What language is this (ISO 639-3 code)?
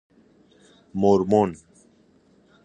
fas